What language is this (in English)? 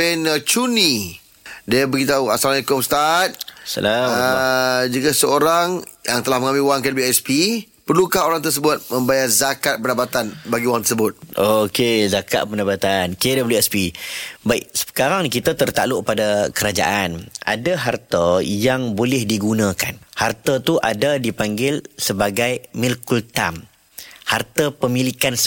Malay